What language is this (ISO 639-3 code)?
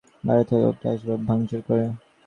ben